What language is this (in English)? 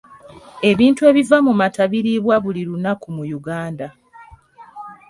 Ganda